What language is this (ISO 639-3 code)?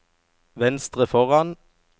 nor